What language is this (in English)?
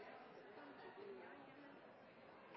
Norwegian Nynorsk